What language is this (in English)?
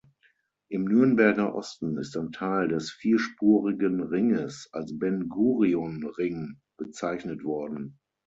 German